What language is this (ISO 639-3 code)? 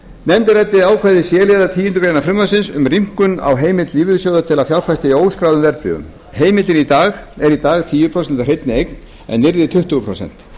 isl